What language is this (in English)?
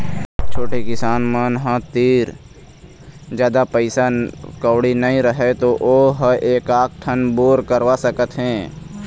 Chhattisgarhi